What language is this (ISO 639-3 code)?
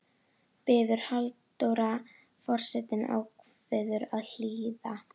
isl